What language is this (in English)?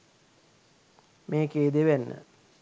Sinhala